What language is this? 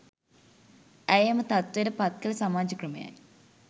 Sinhala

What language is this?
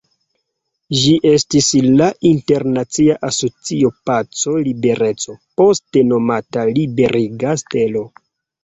Esperanto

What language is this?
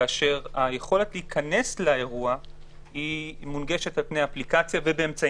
Hebrew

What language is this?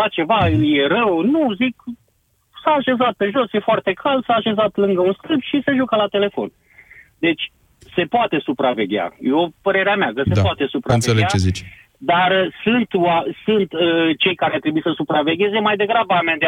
Romanian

